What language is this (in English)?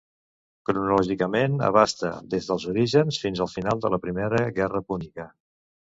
Catalan